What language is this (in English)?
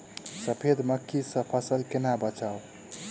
Maithili